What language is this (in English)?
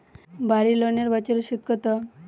Bangla